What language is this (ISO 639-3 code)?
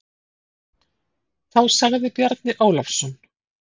isl